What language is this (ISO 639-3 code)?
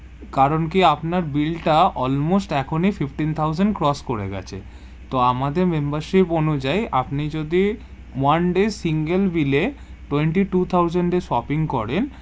ben